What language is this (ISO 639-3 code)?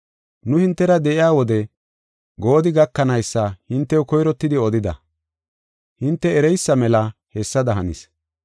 gof